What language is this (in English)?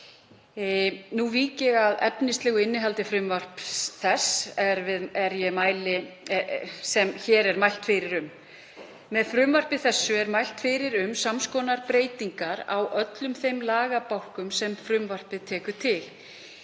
Icelandic